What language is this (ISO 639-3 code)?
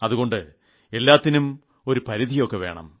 mal